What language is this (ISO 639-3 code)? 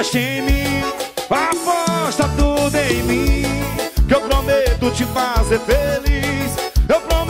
por